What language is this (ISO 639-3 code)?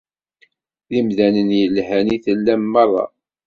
kab